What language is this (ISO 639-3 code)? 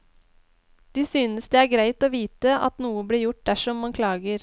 nor